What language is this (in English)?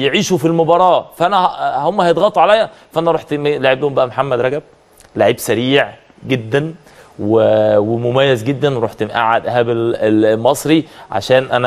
Arabic